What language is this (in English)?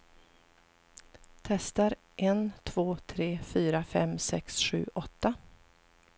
Swedish